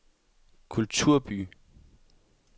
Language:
Danish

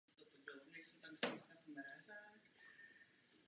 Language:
Czech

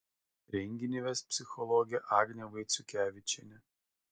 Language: Lithuanian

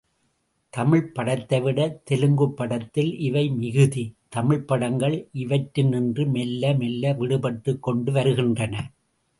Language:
Tamil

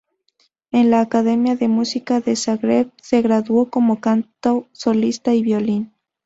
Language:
Spanish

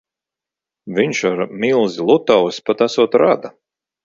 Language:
Latvian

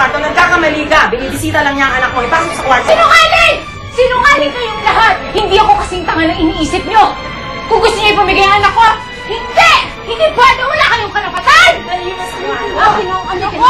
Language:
Filipino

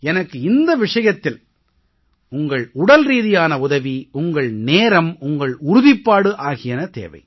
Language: Tamil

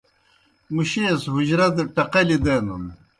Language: Kohistani Shina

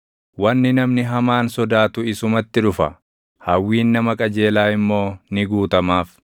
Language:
Oromo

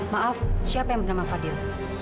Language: Indonesian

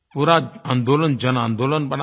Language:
Hindi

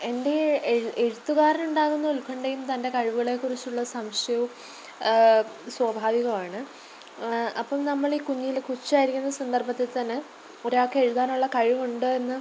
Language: Malayalam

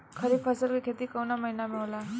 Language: Bhojpuri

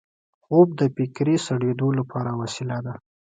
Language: Pashto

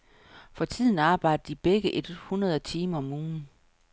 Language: Danish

